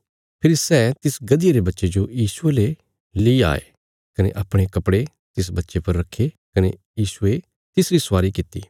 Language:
Bilaspuri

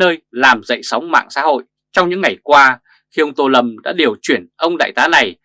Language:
Vietnamese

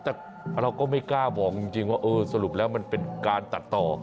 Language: Thai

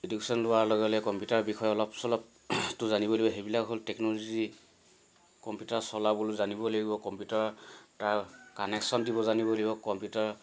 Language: Assamese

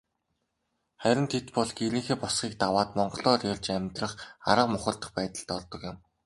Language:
Mongolian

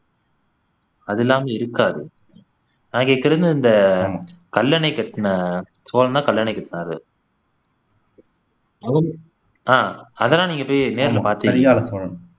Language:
Tamil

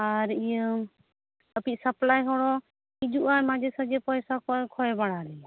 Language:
Santali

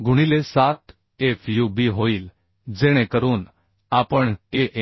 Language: Marathi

